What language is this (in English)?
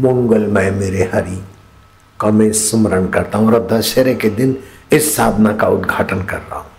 Hindi